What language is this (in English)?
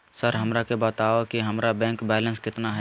Magahi